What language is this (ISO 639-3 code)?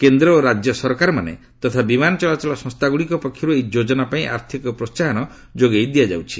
ori